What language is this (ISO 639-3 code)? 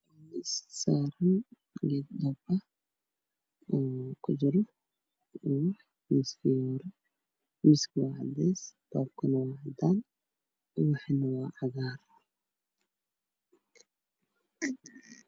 som